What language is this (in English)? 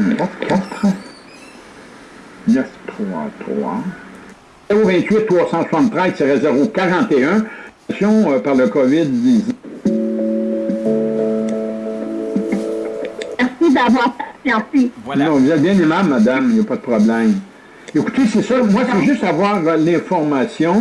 French